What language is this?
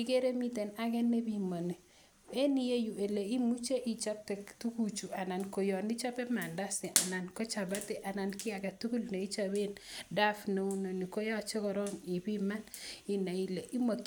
Kalenjin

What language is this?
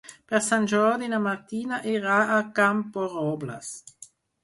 Catalan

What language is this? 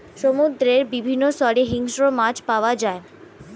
Bangla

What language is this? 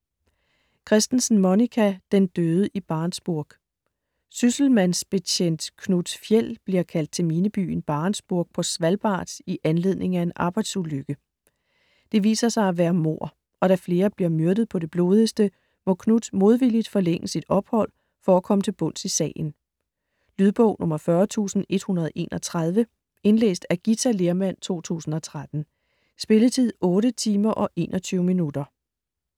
Danish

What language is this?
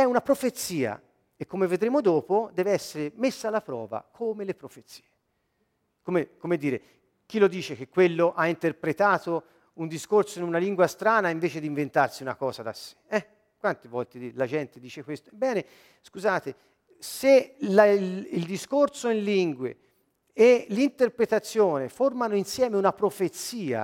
Italian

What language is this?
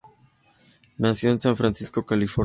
Spanish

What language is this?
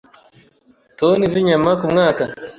Kinyarwanda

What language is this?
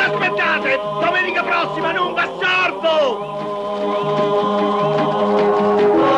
Italian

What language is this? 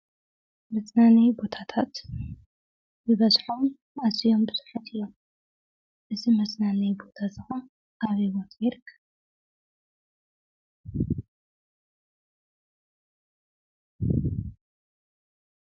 Tigrinya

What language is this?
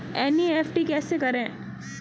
Hindi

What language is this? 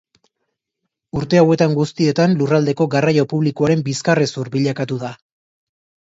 Basque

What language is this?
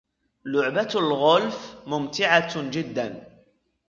Arabic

